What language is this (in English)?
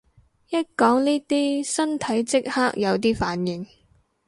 Cantonese